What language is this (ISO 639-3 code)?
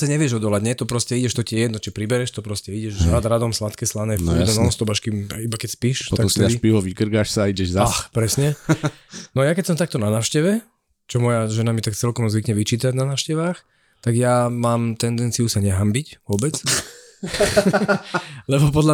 slk